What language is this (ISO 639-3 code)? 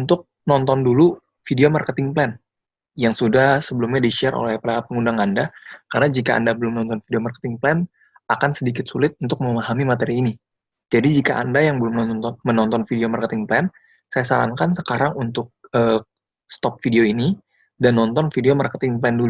ind